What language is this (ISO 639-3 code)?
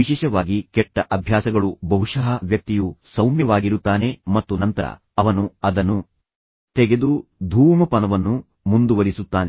kan